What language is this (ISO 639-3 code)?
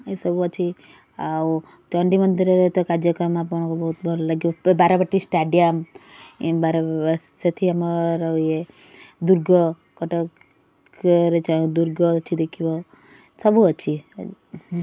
ori